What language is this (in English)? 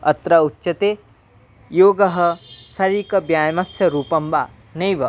Sanskrit